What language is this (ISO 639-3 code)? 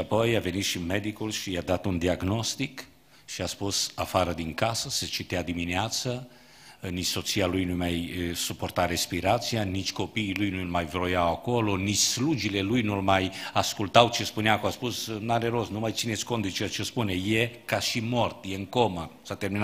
ron